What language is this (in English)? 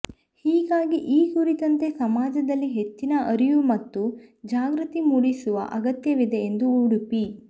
Kannada